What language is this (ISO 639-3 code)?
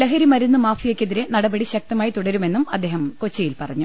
mal